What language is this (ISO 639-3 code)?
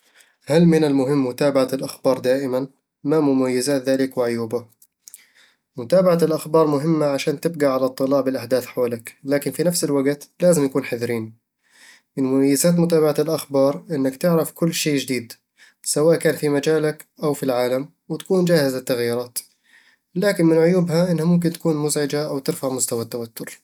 avl